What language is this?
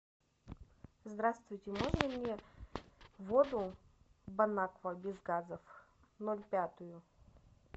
Russian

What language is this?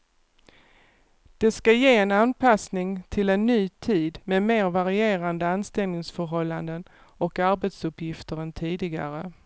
Swedish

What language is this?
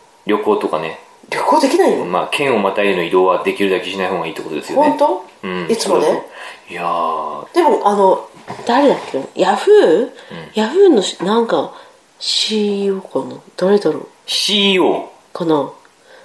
Japanese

